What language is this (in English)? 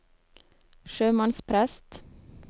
Norwegian